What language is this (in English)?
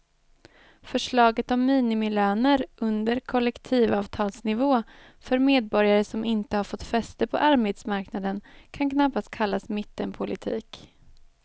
Swedish